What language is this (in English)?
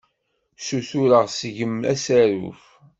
Kabyle